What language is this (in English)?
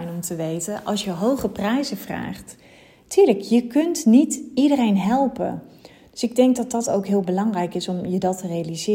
Dutch